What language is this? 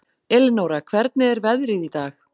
Icelandic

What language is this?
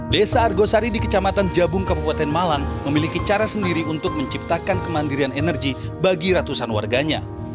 Indonesian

